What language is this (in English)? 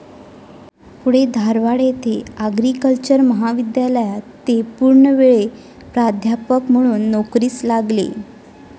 Marathi